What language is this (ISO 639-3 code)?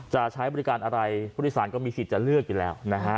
tha